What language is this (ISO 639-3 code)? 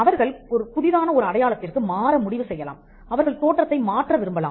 tam